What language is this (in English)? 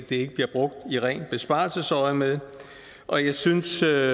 Danish